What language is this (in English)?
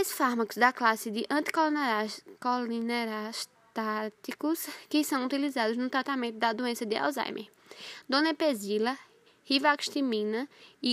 Portuguese